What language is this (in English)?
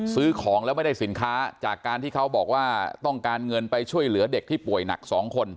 Thai